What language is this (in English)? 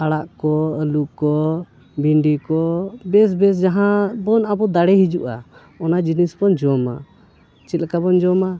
Santali